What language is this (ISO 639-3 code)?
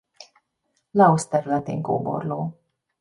hun